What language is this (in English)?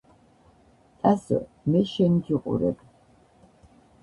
Georgian